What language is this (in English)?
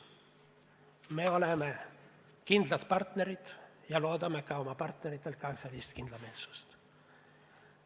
Estonian